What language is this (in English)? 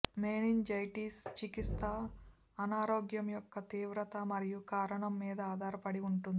Telugu